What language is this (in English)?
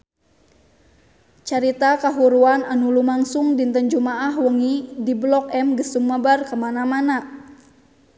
Sundanese